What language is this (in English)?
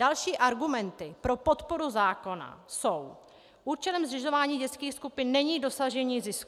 Czech